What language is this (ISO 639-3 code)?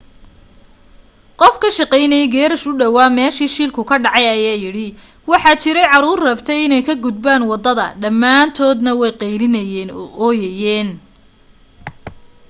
som